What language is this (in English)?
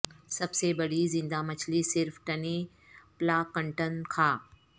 Urdu